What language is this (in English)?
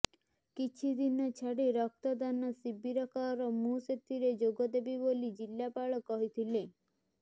Odia